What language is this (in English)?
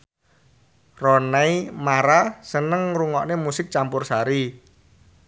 Javanese